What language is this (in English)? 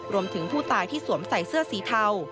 Thai